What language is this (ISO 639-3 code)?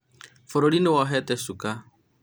kik